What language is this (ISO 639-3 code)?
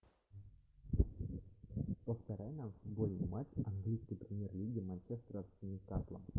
rus